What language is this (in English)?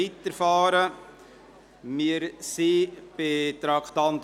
Swiss German